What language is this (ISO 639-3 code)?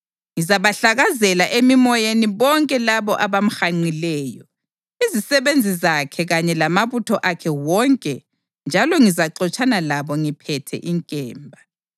nde